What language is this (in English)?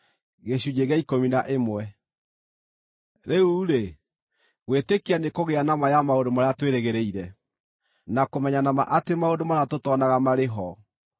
Kikuyu